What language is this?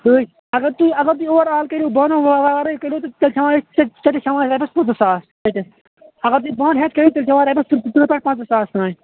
Kashmiri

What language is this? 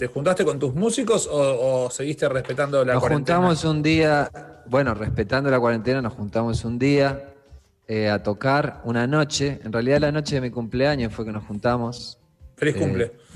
Spanish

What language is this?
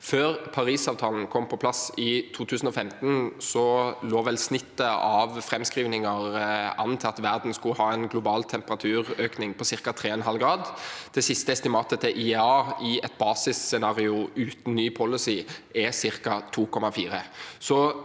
Norwegian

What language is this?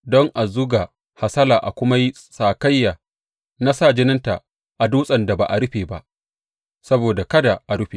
Hausa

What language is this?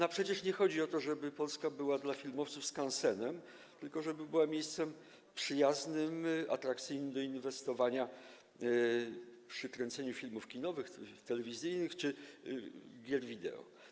Polish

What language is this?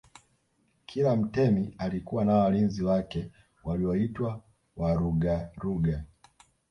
Swahili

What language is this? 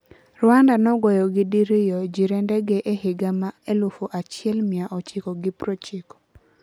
Luo (Kenya and Tanzania)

